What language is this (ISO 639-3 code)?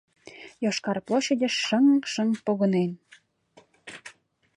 chm